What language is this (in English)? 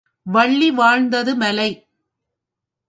Tamil